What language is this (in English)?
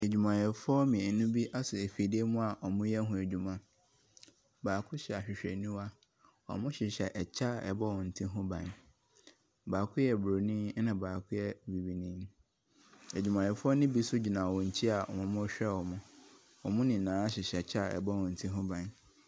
Akan